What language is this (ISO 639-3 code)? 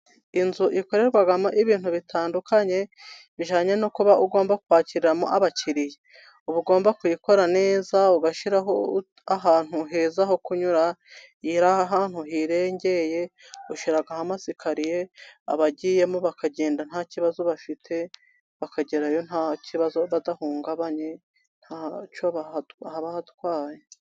kin